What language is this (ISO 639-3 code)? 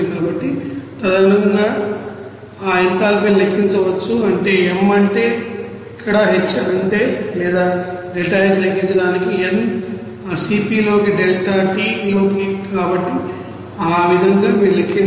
tel